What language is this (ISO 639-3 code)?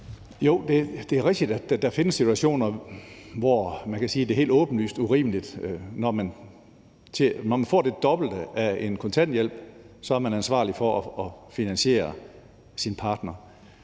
dan